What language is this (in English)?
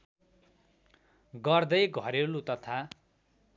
Nepali